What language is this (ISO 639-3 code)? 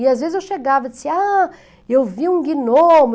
por